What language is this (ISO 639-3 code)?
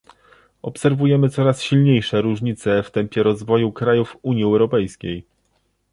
pol